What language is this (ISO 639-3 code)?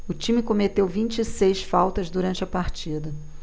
por